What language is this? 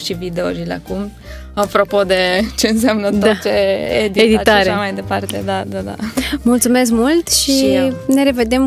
Romanian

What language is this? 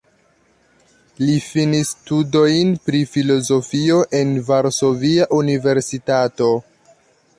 Esperanto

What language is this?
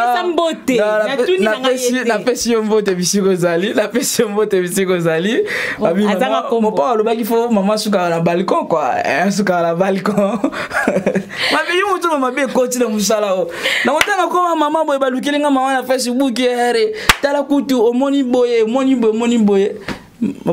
French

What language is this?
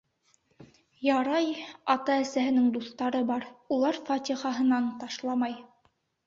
Bashkir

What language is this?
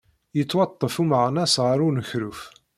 Kabyle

